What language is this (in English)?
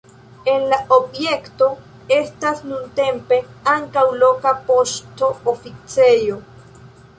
Esperanto